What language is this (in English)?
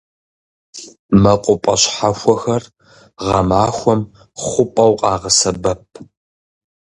Kabardian